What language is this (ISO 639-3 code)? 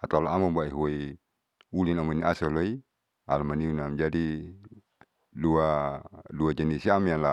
sau